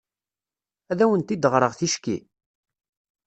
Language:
Kabyle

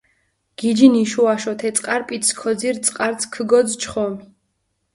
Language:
Mingrelian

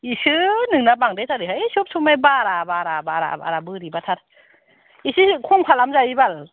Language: Bodo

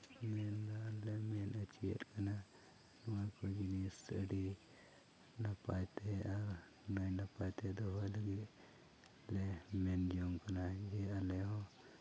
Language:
Santali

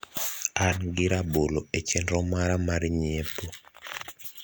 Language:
Luo (Kenya and Tanzania)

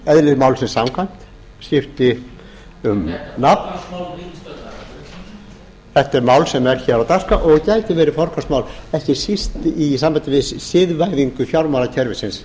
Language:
Icelandic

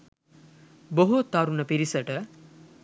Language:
Sinhala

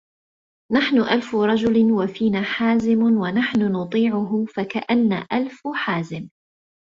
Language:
Arabic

